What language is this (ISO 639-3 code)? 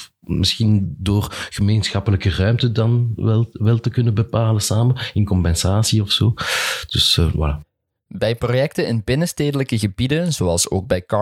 nld